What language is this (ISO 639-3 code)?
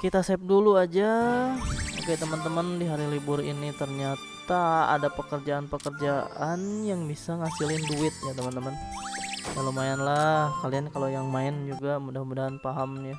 ind